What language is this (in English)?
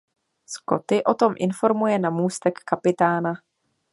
Czech